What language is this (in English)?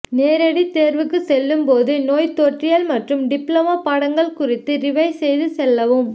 Tamil